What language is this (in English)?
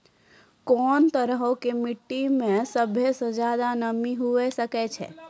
Maithili